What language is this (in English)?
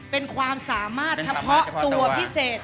Thai